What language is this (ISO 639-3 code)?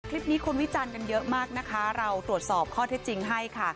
tha